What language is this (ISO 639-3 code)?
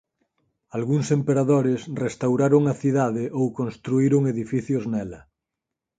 glg